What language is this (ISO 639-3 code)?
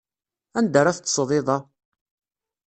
kab